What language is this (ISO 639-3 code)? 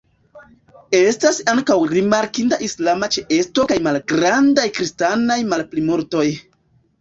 epo